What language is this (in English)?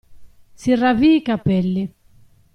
Italian